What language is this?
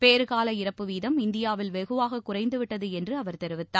Tamil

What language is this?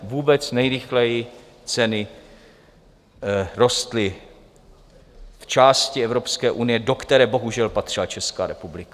Czech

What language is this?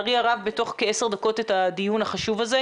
Hebrew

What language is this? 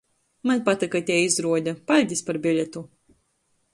Latgalian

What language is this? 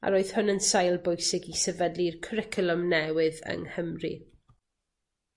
Welsh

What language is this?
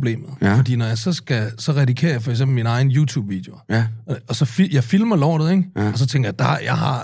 Danish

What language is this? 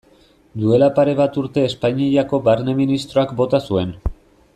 Basque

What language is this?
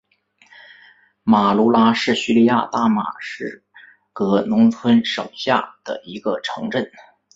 Chinese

